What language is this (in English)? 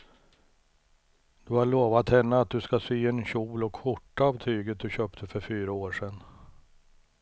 Swedish